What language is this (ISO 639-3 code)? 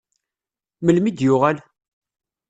kab